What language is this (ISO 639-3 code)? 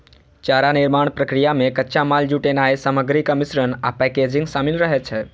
mai